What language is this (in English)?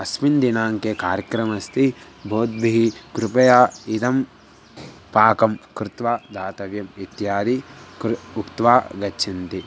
Sanskrit